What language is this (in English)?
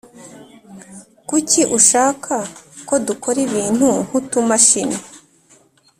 Kinyarwanda